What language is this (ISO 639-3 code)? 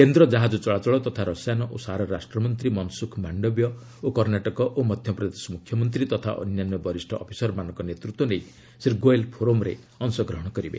ori